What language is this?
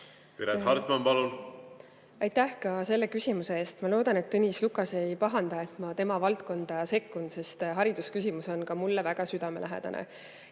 Estonian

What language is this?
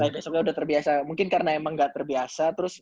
Indonesian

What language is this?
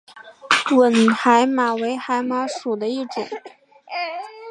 Chinese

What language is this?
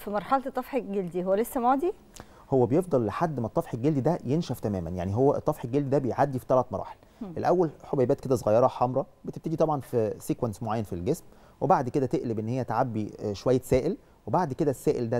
Arabic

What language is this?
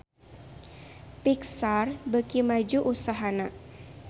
Sundanese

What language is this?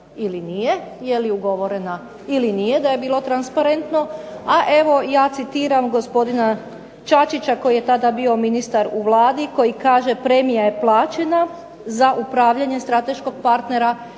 Croatian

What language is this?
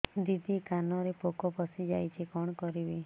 Odia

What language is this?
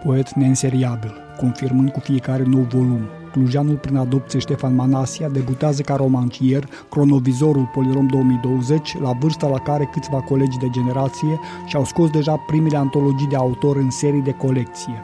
Romanian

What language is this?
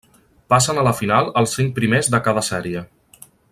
Catalan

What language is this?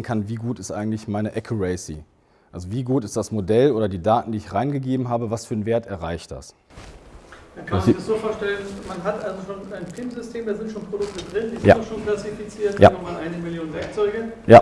German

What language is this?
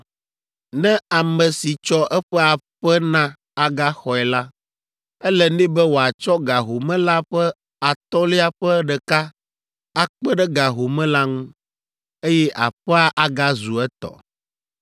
Ewe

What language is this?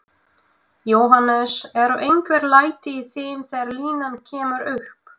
Icelandic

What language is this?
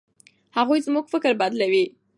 Pashto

